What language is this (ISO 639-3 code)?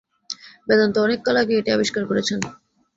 ben